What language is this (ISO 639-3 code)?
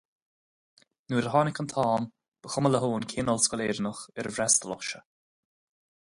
gle